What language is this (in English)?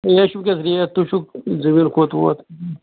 Kashmiri